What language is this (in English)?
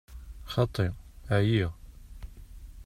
Kabyle